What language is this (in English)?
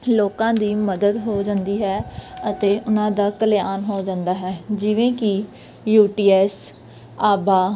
Punjabi